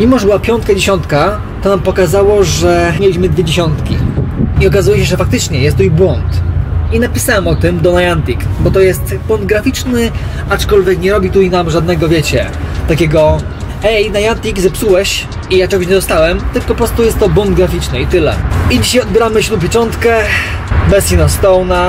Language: Polish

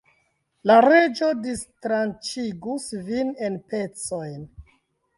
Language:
Esperanto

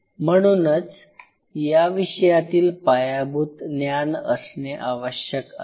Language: Marathi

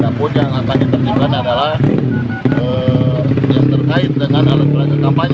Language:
Indonesian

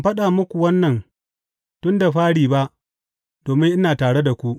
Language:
Hausa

